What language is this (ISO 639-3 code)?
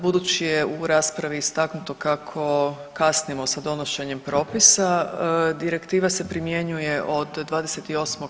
hrv